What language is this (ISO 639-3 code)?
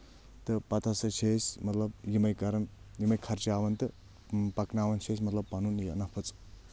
kas